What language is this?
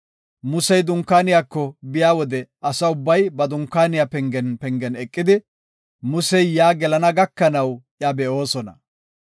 Gofa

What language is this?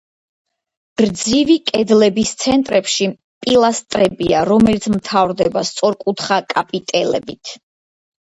Georgian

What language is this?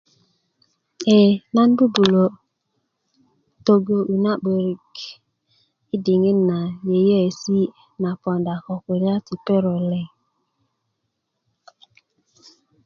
Kuku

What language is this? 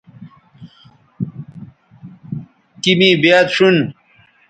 Bateri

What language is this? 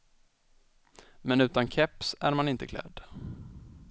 Swedish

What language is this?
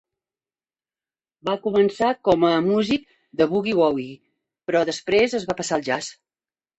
Catalan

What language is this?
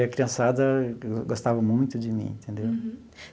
Portuguese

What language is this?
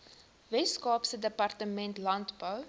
Afrikaans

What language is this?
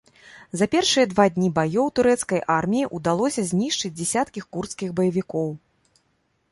Belarusian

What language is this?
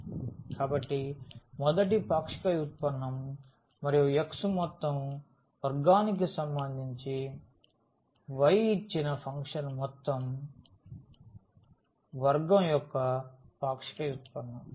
Telugu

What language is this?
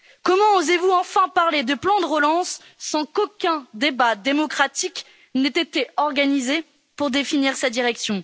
French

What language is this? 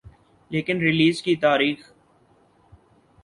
Urdu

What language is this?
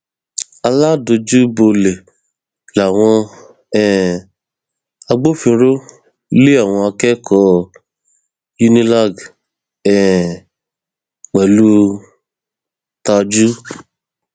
Yoruba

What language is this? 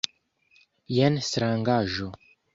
Esperanto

